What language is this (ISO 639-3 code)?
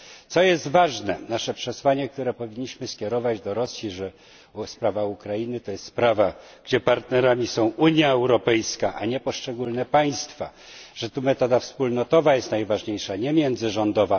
pol